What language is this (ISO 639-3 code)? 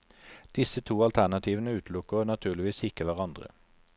nor